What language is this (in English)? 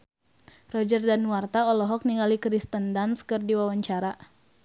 Sundanese